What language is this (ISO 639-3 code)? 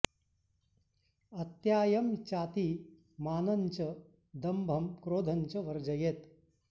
san